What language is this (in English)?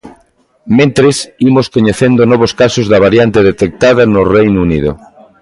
Galician